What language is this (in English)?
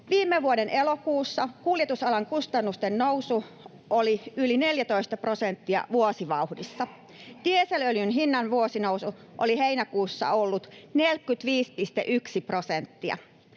Finnish